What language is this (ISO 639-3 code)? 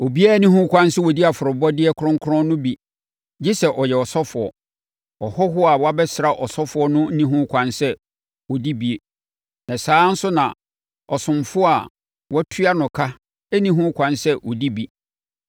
aka